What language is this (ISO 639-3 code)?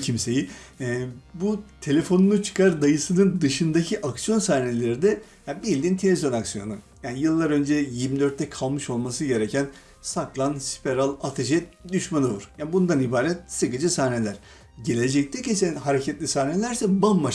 tur